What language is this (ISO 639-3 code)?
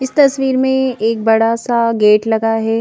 hin